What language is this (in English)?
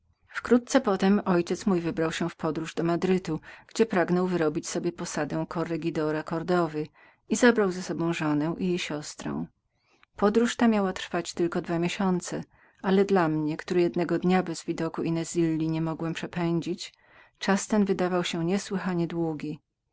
Polish